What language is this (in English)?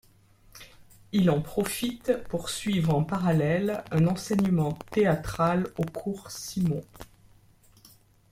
French